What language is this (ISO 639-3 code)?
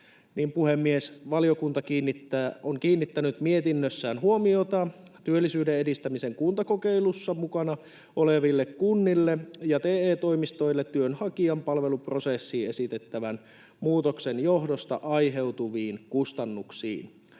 fin